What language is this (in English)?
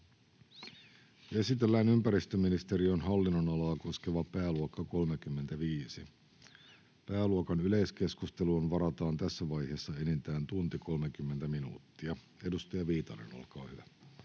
Finnish